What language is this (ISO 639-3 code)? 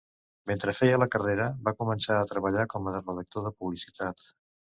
cat